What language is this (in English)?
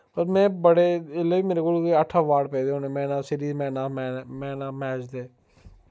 Dogri